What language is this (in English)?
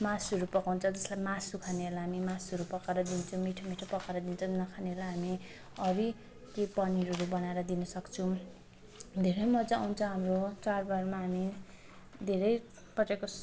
Nepali